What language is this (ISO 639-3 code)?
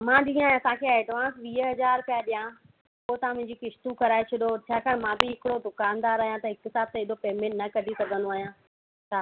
snd